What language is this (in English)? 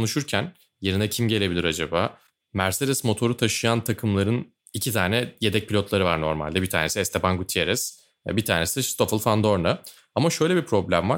Turkish